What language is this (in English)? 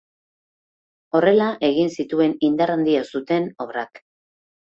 Basque